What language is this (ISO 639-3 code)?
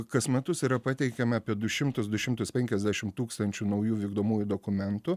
lit